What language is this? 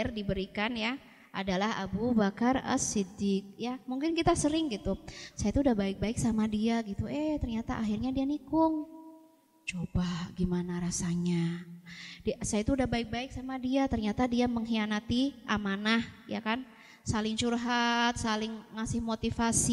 Indonesian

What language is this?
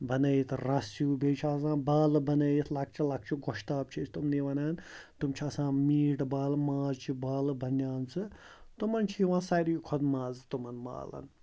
Kashmiri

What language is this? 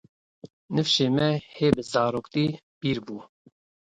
Kurdish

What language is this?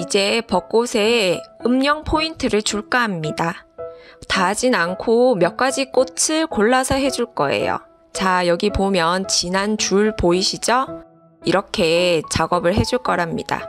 Korean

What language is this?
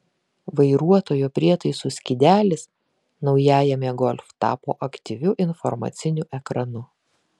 Lithuanian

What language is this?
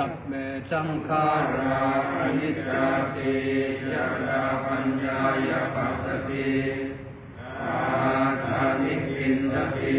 Thai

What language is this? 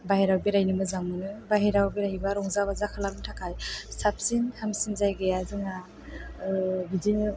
Bodo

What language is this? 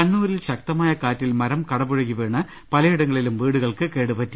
Malayalam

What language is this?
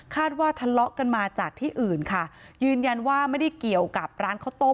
Thai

